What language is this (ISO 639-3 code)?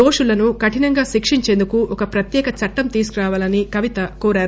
tel